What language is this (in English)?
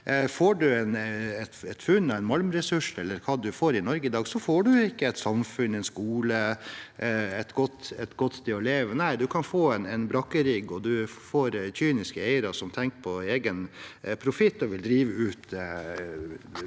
Norwegian